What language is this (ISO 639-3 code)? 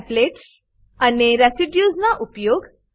guj